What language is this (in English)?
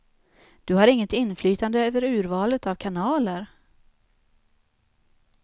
Swedish